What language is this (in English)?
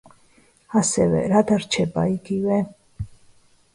Georgian